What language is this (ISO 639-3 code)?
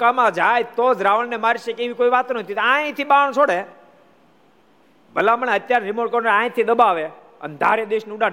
guj